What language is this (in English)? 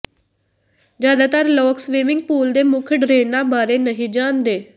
Punjabi